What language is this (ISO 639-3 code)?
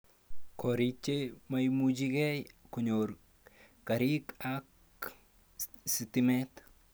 kln